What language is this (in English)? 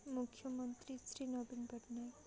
Odia